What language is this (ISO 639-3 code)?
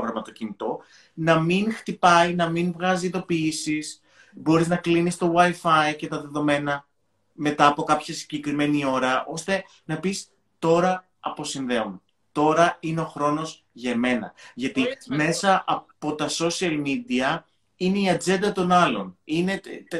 ell